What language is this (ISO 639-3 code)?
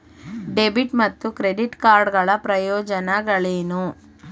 kan